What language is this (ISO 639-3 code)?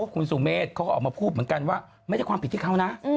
tha